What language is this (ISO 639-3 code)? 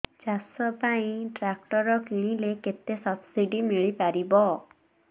ori